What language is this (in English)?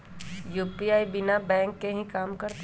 Magahi